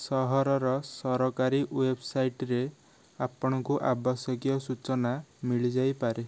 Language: Odia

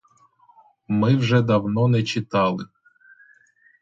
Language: Ukrainian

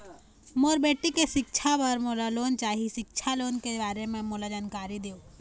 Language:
Chhattisgarhi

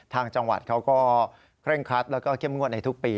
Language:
Thai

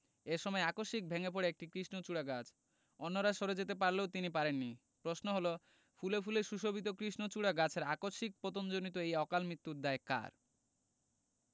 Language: Bangla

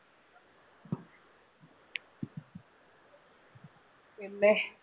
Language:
Malayalam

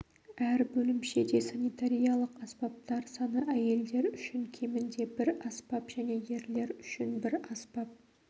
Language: Kazakh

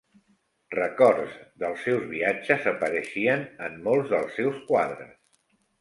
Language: Catalan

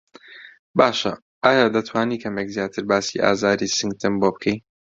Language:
Central Kurdish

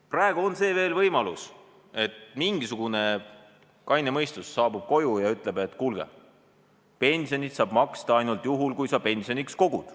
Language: Estonian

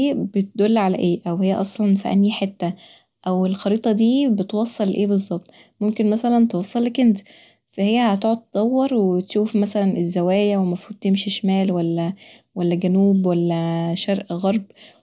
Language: Egyptian Arabic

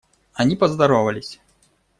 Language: Russian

